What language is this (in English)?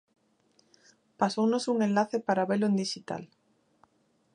Galician